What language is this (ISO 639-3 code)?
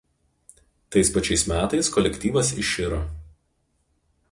lit